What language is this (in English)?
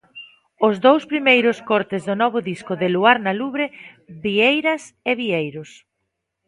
Galician